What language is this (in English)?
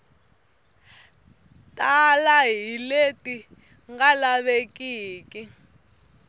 Tsonga